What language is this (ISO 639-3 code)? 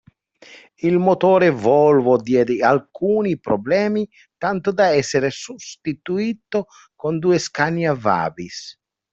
ita